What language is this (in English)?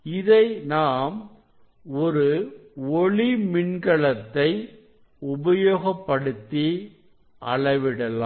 Tamil